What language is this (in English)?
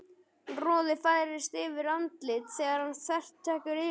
Icelandic